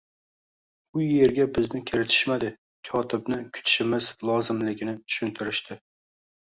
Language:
Uzbek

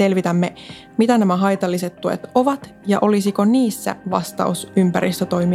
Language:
Finnish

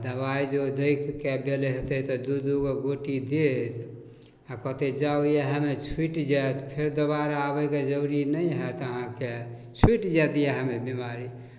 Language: Maithili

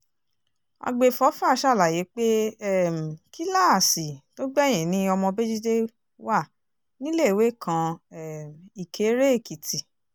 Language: Yoruba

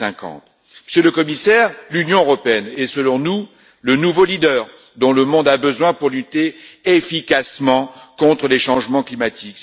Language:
French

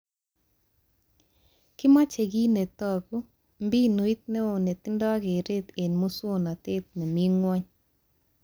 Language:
Kalenjin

